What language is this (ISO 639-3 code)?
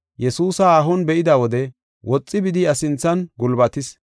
gof